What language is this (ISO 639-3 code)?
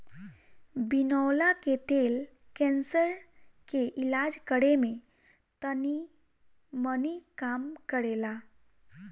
bho